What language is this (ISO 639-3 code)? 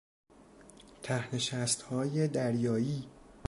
fas